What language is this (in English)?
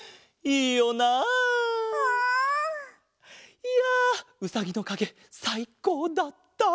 Japanese